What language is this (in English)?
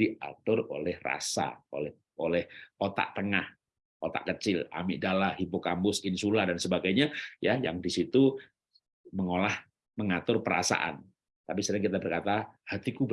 Indonesian